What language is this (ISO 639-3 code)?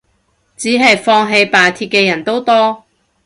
yue